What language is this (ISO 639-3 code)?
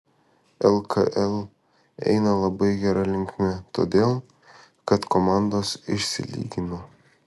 lit